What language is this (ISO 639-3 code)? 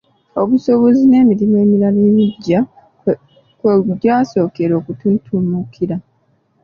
lug